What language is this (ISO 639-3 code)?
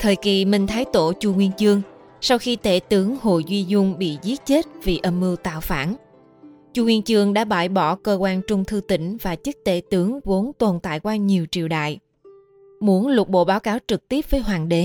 vie